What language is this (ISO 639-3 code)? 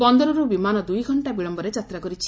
ori